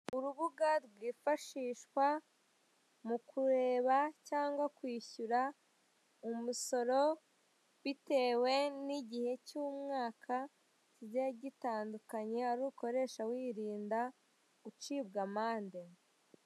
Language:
Kinyarwanda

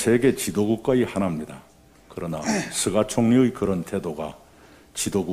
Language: Korean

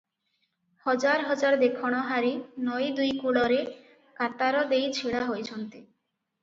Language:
Odia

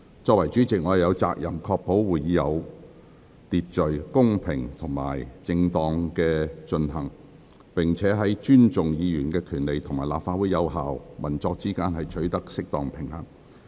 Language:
Cantonese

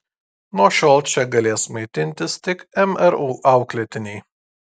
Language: Lithuanian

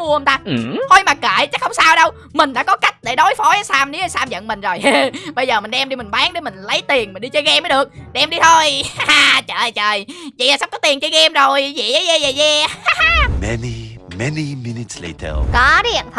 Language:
Vietnamese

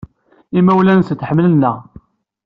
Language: Kabyle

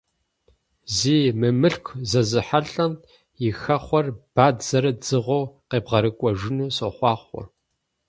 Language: Kabardian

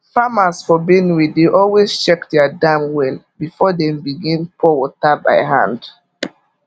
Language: Nigerian Pidgin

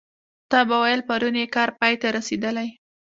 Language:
Pashto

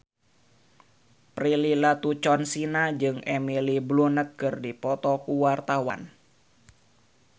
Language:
Sundanese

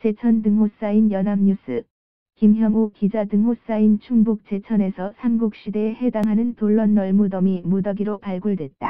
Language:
Korean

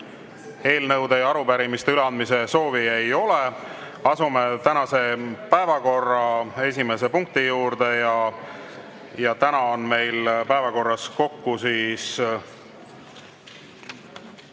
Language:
Estonian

